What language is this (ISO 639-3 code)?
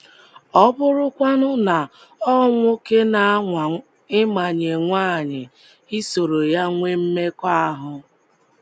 ibo